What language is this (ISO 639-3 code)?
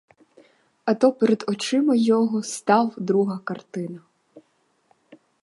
ukr